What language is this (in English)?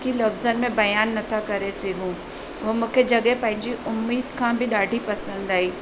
Sindhi